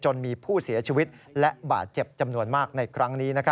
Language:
Thai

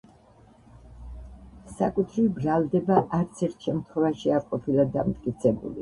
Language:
Georgian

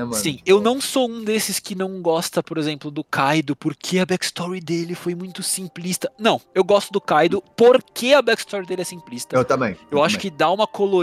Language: Portuguese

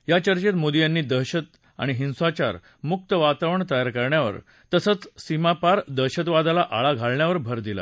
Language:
Marathi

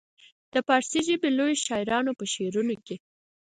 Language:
Pashto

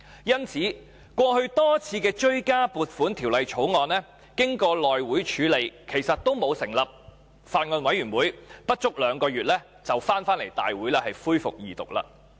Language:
Cantonese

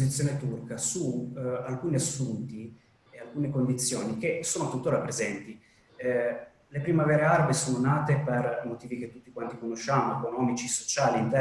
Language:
Italian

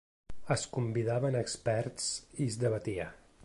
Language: Catalan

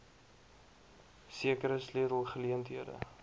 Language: Afrikaans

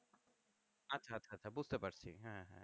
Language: Bangla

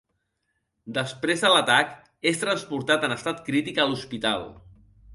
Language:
Catalan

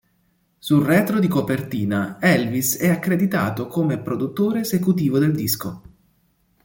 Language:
Italian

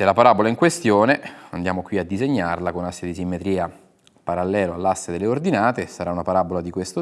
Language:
Italian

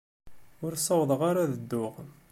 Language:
Kabyle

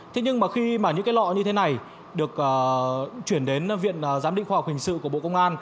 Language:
Vietnamese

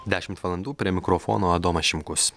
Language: Lithuanian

